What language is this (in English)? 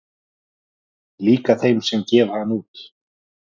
Icelandic